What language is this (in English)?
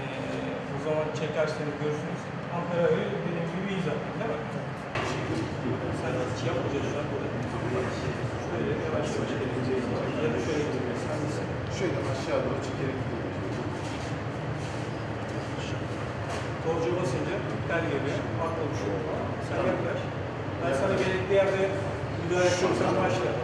Turkish